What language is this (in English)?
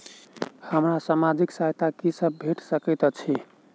Maithili